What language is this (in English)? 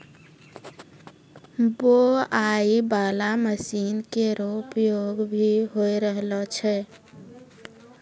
Maithili